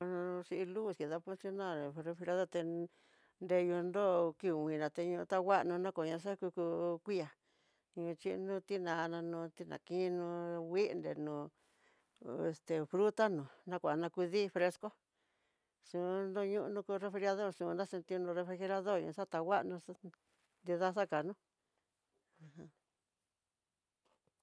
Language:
Tidaá Mixtec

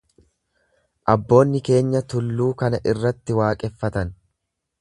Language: Oromo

